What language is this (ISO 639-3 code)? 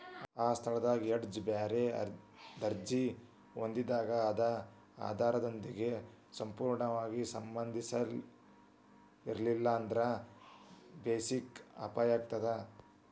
kan